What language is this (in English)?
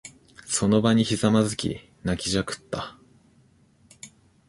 Japanese